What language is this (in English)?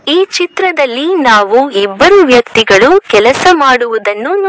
Kannada